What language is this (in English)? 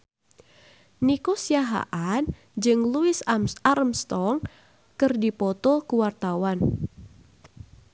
Sundanese